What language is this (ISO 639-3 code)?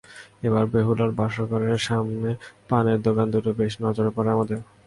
ben